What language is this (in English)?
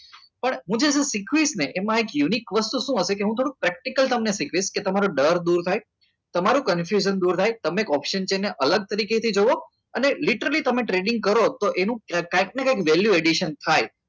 Gujarati